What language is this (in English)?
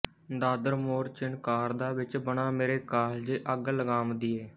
Punjabi